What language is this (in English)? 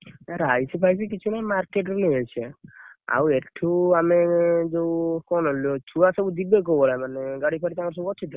Odia